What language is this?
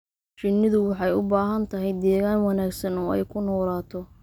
Somali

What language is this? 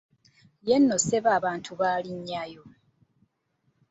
Ganda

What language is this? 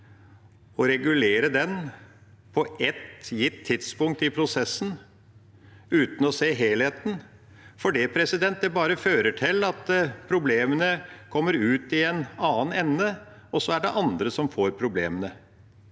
Norwegian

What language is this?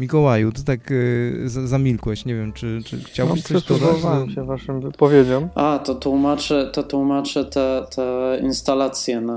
Polish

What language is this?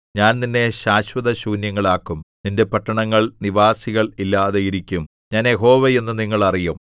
Malayalam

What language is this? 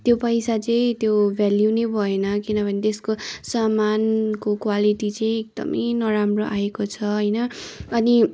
Nepali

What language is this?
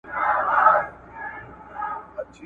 Pashto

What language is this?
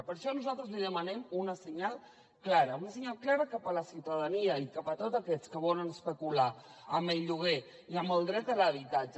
Catalan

